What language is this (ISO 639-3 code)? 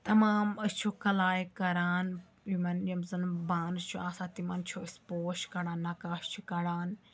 kas